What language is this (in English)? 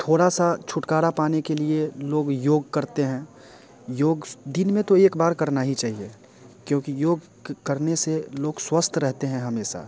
Hindi